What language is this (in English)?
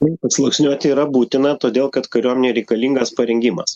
Lithuanian